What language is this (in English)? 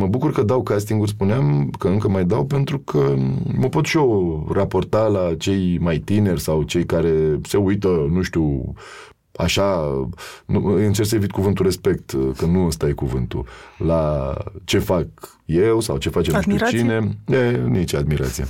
Romanian